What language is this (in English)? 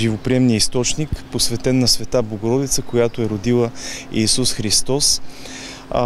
Bulgarian